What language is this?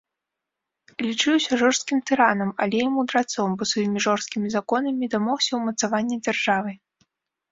Belarusian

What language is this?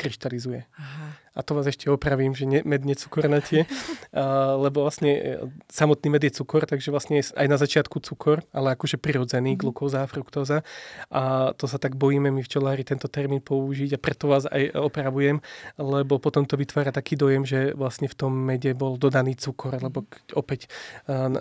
Slovak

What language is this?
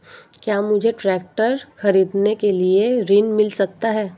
Hindi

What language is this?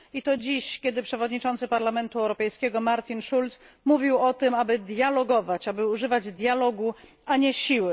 Polish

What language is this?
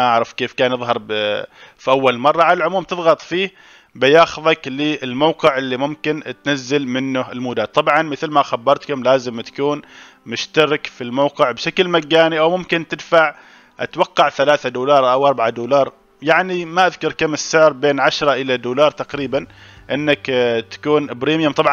Arabic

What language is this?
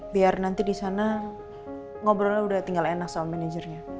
Indonesian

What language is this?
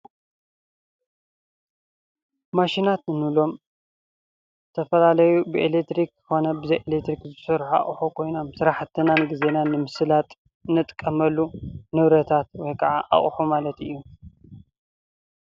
Tigrinya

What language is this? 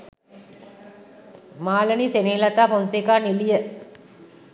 Sinhala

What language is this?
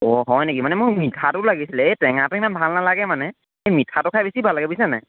Assamese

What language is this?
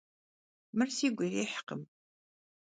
Kabardian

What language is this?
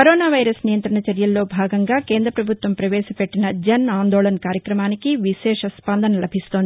Telugu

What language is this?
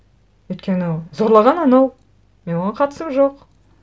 Kazakh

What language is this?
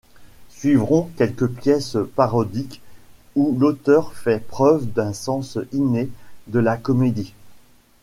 French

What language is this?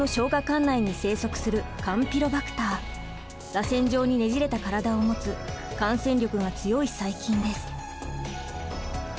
Japanese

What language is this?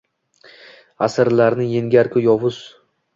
Uzbek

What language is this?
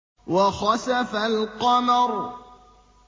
Arabic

